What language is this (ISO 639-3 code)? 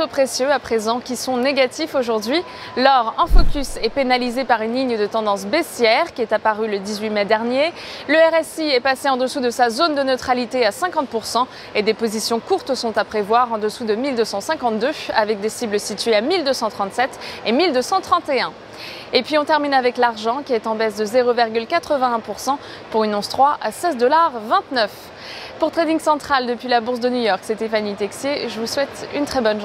fra